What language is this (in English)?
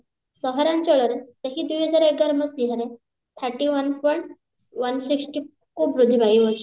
Odia